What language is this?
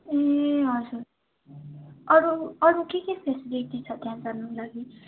Nepali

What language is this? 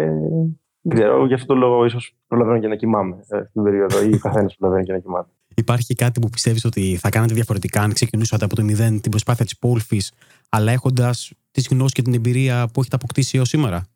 Greek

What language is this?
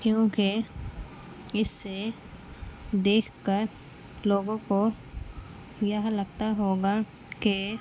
Urdu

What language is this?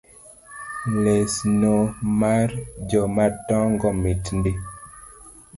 Luo (Kenya and Tanzania)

